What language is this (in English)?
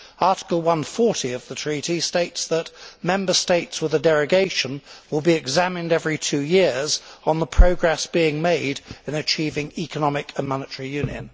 English